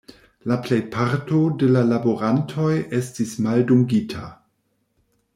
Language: Esperanto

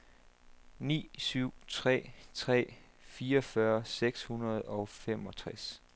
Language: Danish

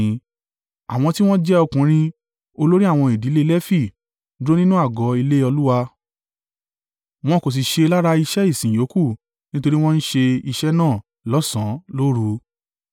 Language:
Yoruba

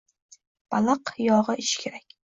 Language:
Uzbek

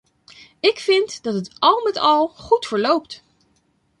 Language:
Dutch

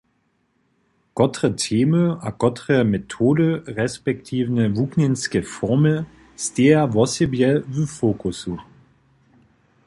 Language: Upper Sorbian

